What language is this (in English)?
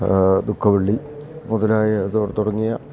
Malayalam